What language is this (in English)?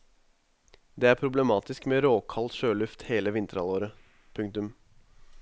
Norwegian